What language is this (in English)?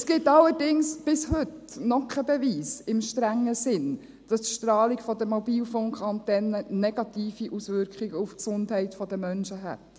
Swiss German